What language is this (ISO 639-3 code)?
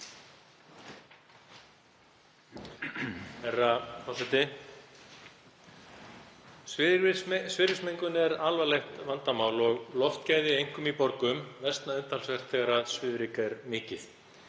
isl